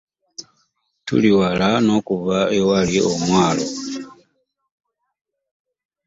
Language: Ganda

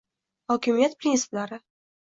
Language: Uzbek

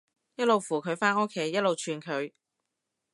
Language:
Cantonese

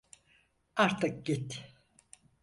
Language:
Turkish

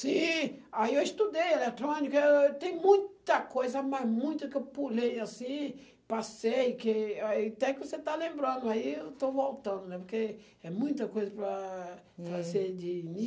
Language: Portuguese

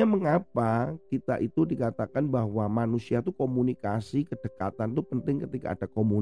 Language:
Indonesian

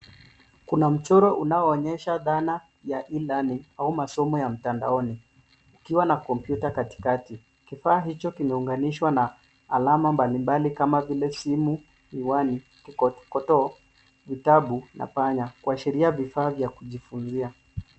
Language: Swahili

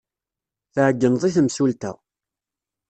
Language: Kabyle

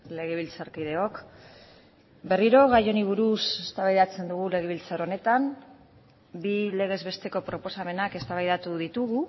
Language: Basque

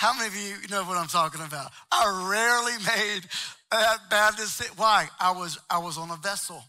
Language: English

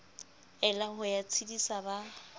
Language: Southern Sotho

